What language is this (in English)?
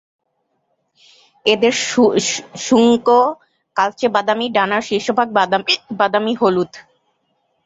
Bangla